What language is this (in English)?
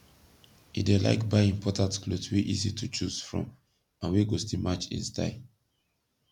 Nigerian Pidgin